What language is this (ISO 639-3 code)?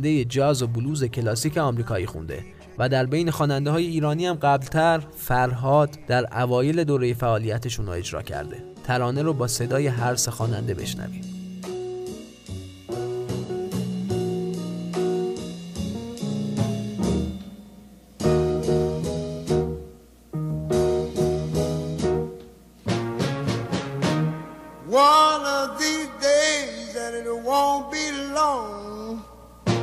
fas